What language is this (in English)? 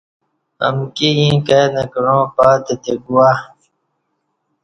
Kati